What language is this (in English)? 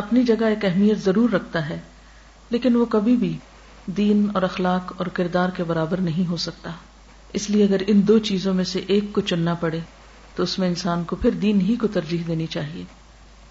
Urdu